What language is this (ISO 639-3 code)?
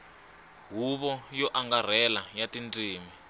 tso